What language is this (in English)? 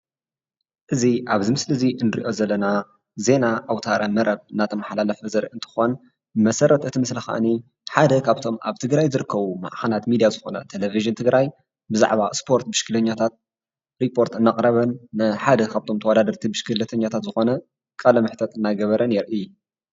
Tigrinya